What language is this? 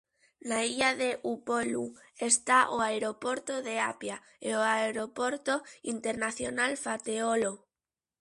Galician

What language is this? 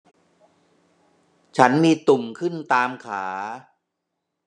Thai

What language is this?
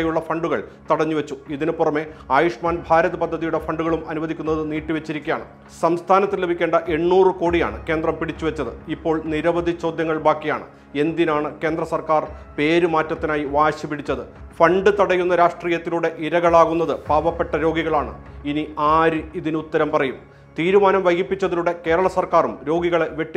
Malayalam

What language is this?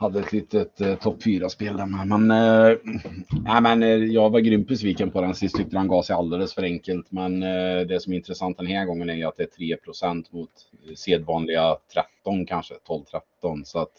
Swedish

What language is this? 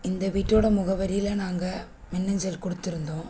Tamil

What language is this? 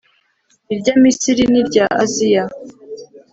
Kinyarwanda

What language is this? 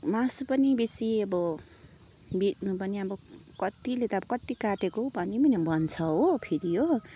Nepali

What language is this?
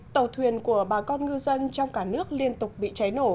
Vietnamese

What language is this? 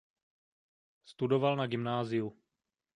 Czech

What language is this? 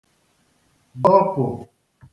Igbo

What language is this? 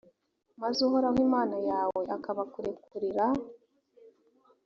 Kinyarwanda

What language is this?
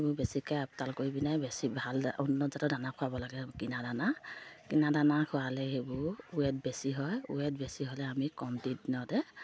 Assamese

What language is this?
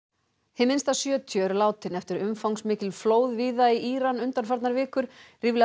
Icelandic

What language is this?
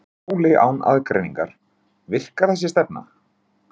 Icelandic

